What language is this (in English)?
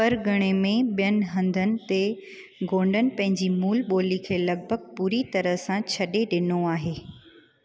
Sindhi